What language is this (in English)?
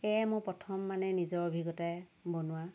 Assamese